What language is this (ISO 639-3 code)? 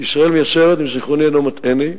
heb